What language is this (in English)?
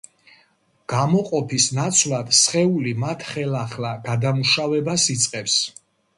Georgian